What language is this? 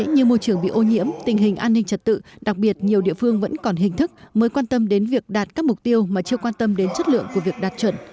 Vietnamese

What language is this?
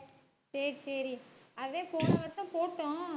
Tamil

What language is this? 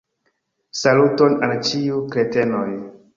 Esperanto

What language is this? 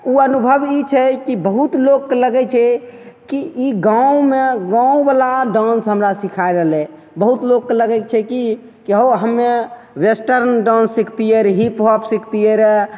Maithili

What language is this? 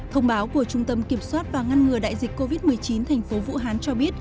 Vietnamese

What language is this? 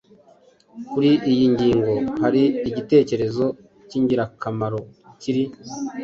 Kinyarwanda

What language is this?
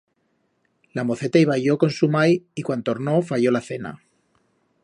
Aragonese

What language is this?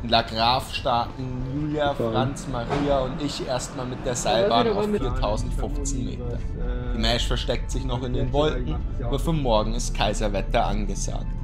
German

